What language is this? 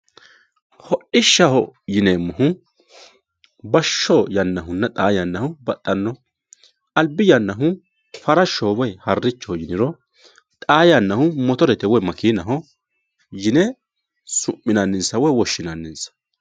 Sidamo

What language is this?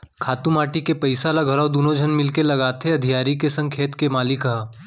Chhattisgarhi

